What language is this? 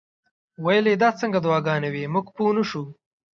Pashto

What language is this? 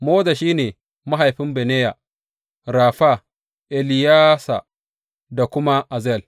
Hausa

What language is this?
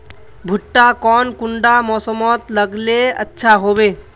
Magahi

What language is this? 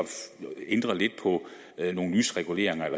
Danish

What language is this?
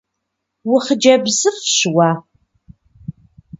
Kabardian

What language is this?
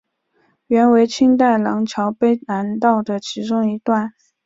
Chinese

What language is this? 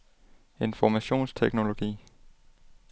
Danish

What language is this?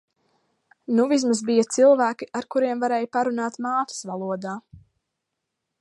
Latvian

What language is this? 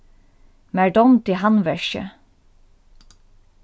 Faroese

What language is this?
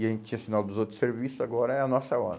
Portuguese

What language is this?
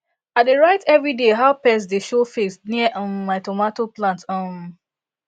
Nigerian Pidgin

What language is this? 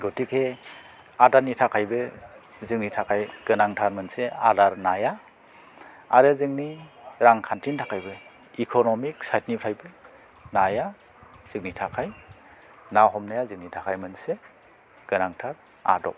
Bodo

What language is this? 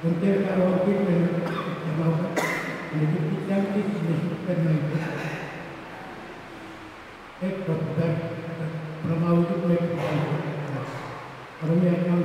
Indonesian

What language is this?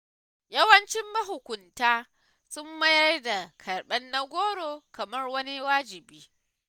Hausa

